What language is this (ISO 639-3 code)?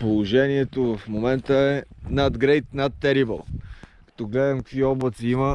bul